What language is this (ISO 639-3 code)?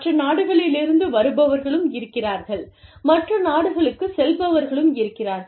tam